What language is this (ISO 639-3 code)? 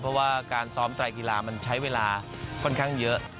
tha